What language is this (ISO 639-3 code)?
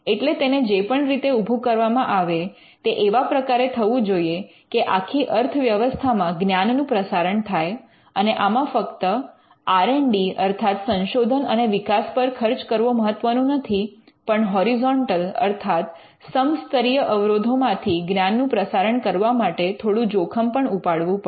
guj